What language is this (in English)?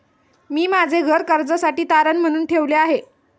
Marathi